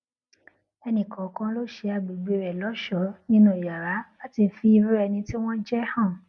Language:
Yoruba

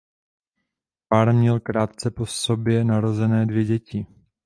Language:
Czech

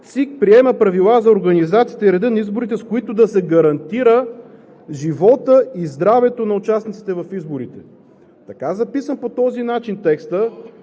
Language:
Bulgarian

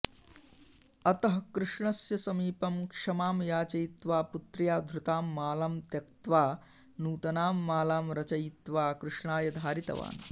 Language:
Sanskrit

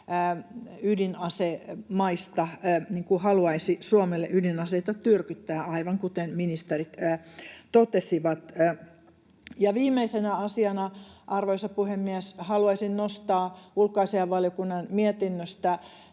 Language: Finnish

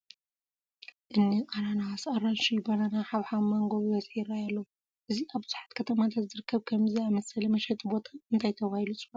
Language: Tigrinya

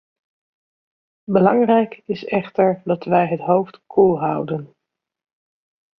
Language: Dutch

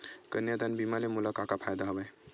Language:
Chhattisgarhi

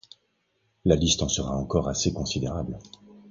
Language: French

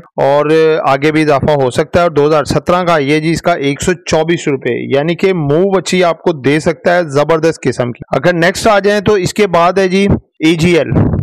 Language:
Hindi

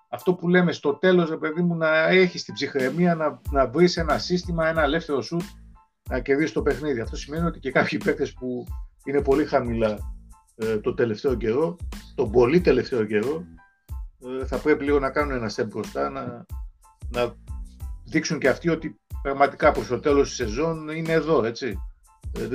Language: Greek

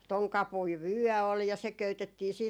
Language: Finnish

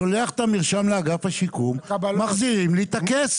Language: Hebrew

